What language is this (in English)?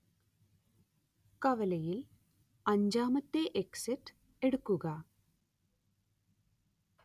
Malayalam